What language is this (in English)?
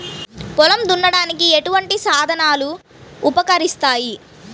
Telugu